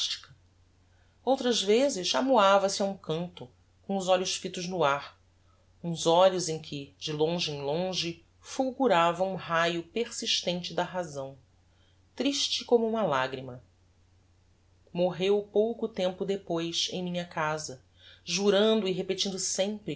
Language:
Portuguese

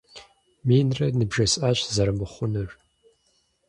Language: Kabardian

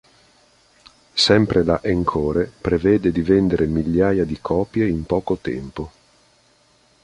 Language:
Italian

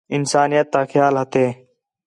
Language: Khetrani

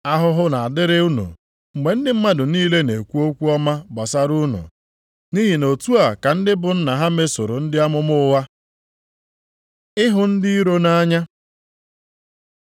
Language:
Igbo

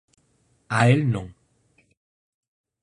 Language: Galician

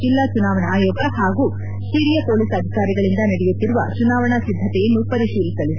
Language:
Kannada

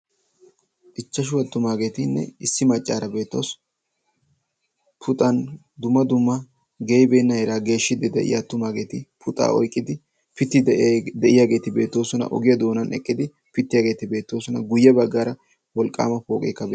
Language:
Wolaytta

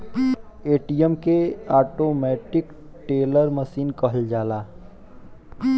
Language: Bhojpuri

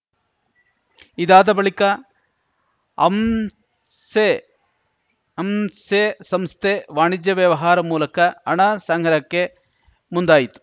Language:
Kannada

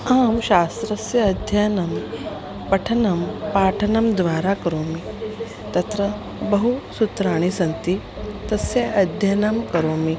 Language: Sanskrit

